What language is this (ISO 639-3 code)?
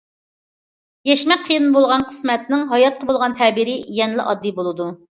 uig